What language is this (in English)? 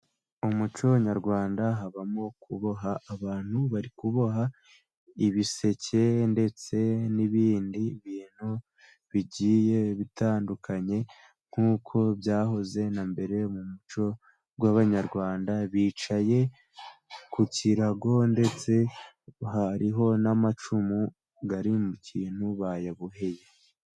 Kinyarwanda